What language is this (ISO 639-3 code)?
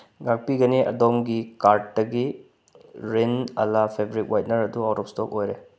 mni